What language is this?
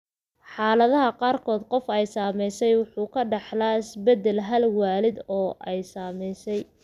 Somali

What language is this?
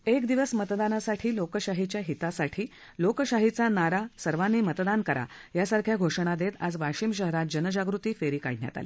Marathi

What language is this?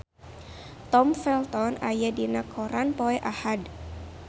Sundanese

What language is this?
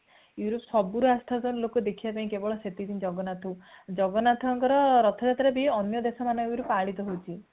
Odia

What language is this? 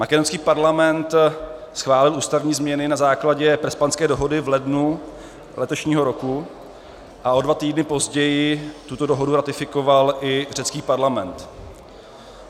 Czech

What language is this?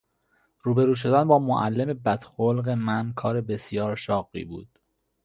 Persian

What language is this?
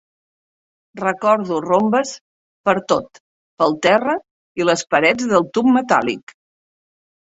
Catalan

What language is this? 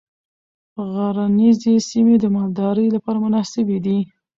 Pashto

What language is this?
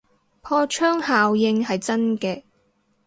Cantonese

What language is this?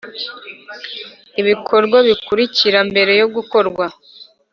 Kinyarwanda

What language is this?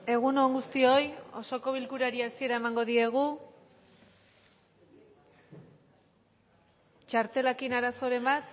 Basque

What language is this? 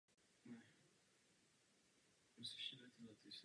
Czech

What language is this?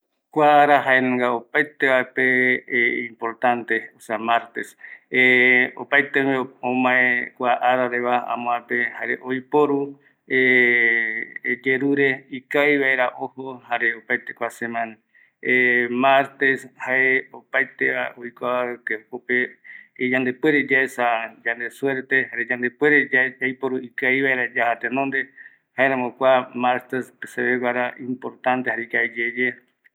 Eastern Bolivian Guaraní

